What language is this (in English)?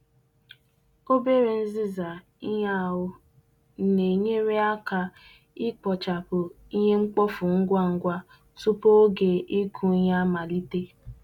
Igbo